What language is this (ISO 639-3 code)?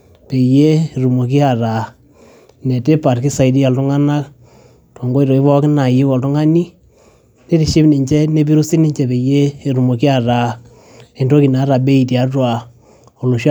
mas